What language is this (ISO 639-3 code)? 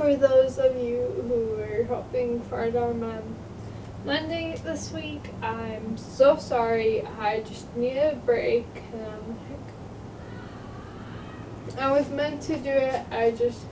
eng